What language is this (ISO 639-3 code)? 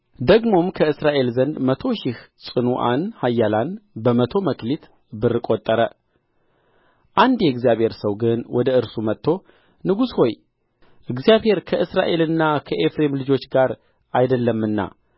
amh